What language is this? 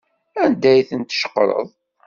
Kabyle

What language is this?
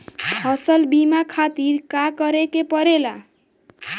Bhojpuri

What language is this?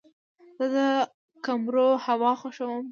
Pashto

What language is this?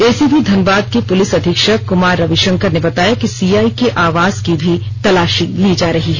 Hindi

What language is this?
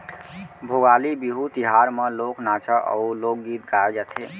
Chhattisgarhi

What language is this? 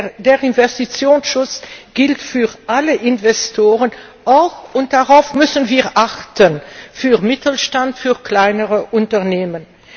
German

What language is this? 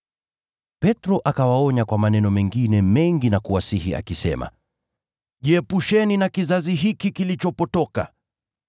Swahili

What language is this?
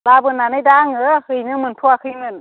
Bodo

